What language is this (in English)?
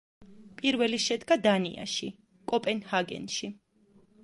Georgian